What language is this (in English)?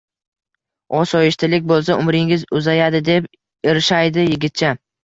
Uzbek